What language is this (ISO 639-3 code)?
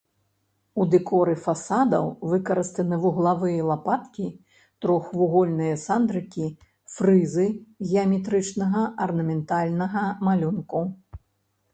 bel